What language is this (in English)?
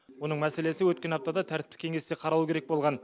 Kazakh